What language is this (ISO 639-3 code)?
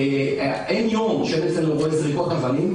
heb